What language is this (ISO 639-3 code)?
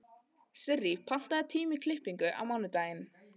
isl